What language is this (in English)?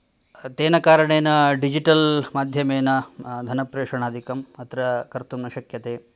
Sanskrit